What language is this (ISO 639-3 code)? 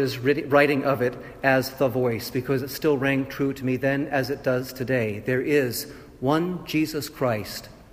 eng